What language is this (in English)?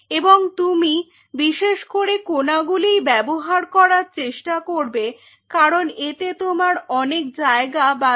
Bangla